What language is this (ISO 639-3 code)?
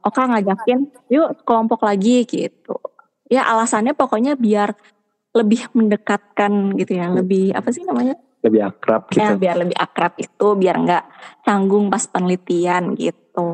ind